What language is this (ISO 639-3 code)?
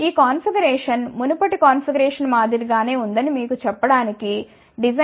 tel